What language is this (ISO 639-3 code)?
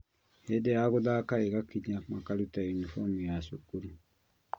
kik